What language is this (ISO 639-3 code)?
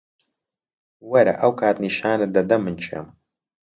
ckb